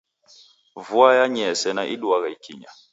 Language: Taita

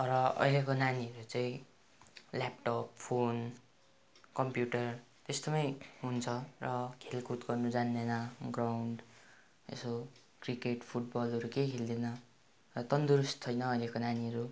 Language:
Nepali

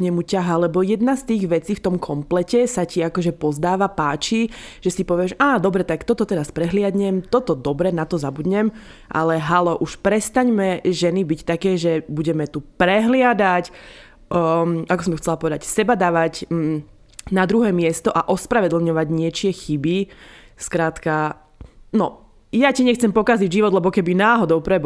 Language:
Slovak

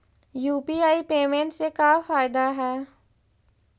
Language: Magahi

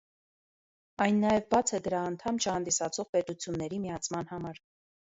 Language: Armenian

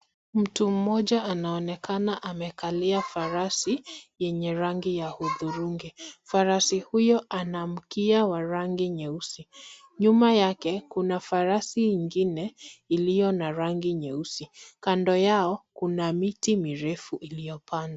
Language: Swahili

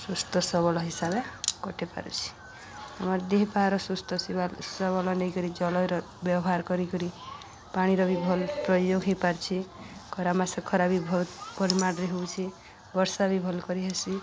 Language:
Odia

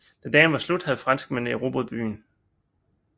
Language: Danish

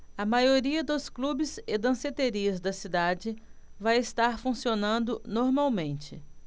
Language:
Portuguese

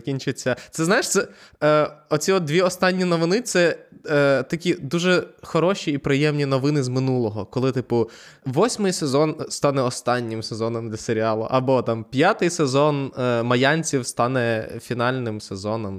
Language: Ukrainian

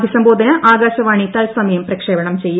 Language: Malayalam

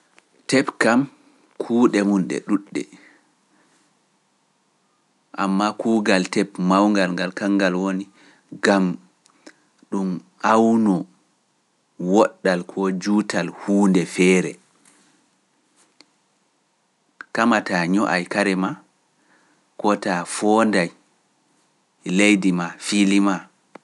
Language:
Pular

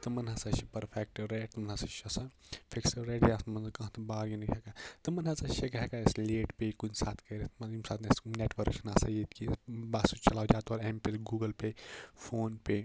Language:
Kashmiri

